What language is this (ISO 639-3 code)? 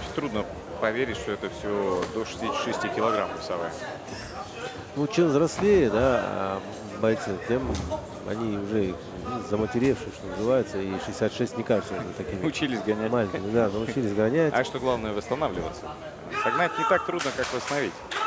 rus